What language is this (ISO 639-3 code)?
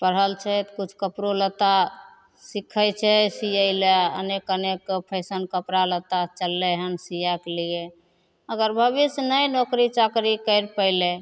mai